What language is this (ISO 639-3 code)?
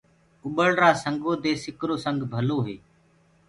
ggg